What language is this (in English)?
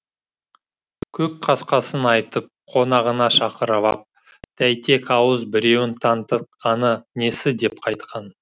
Kazakh